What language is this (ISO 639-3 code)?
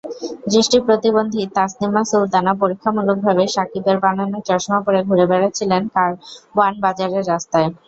ben